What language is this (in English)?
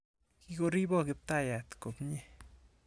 Kalenjin